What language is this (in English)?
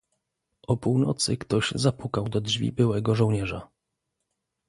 Polish